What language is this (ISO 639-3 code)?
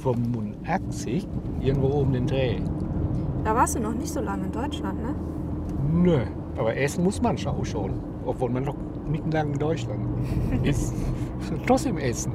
deu